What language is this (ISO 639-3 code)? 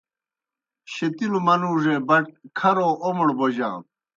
plk